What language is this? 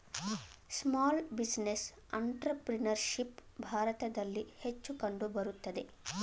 Kannada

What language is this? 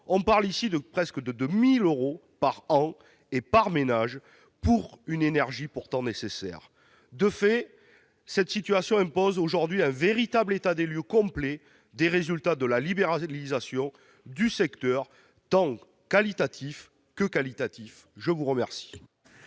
French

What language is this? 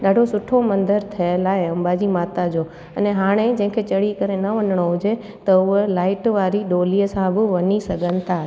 Sindhi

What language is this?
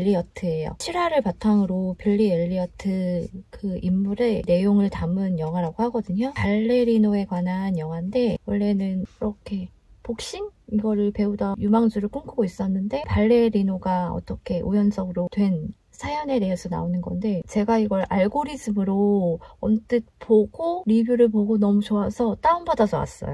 Korean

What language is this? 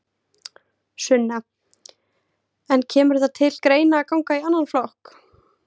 Icelandic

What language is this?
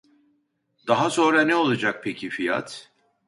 Turkish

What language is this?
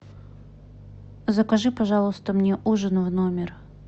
Russian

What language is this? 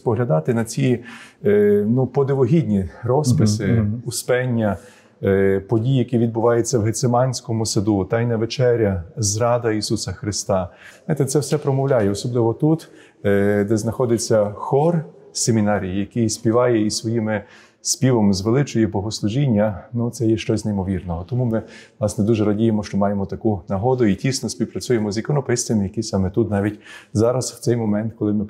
Ukrainian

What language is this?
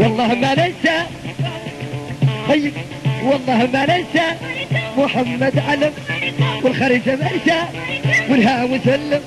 Arabic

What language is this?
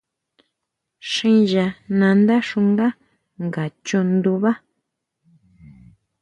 Huautla Mazatec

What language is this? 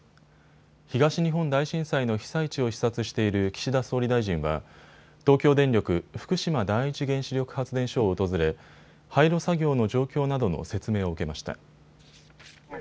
Japanese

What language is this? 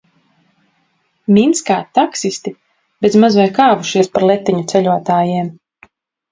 Latvian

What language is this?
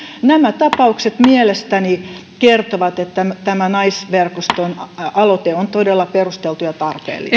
Finnish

